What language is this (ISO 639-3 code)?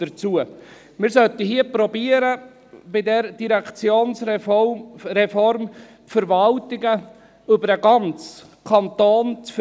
gsw